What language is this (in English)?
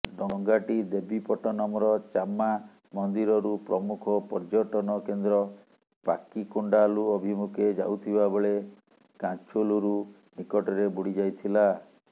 Odia